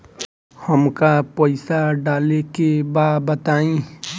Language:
Bhojpuri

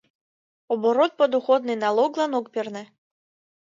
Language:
Mari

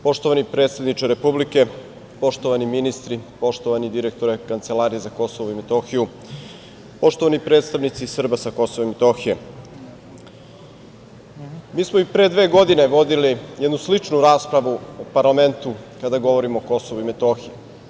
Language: Serbian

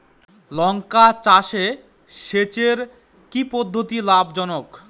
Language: Bangla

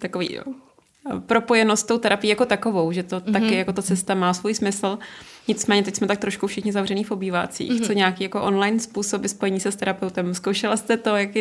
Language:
Czech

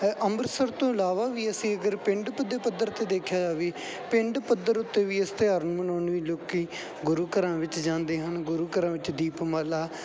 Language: Punjabi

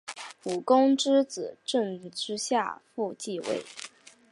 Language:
Chinese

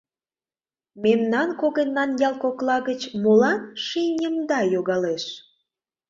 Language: Mari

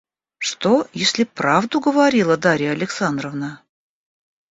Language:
Russian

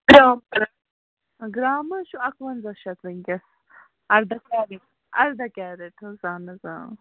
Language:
Kashmiri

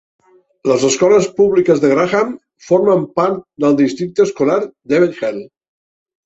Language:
Catalan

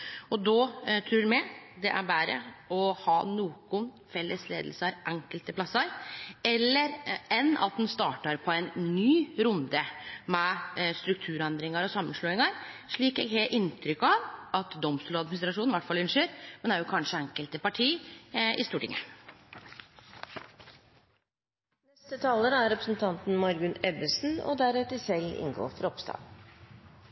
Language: Norwegian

